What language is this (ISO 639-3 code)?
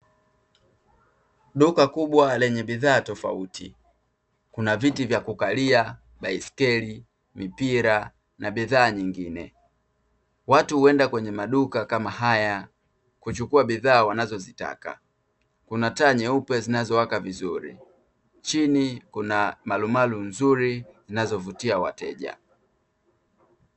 swa